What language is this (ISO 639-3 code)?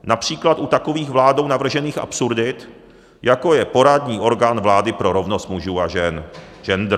ces